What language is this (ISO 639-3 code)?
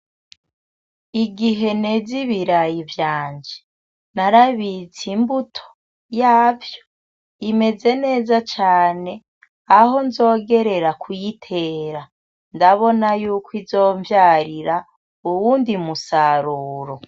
run